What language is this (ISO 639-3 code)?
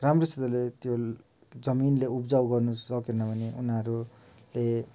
nep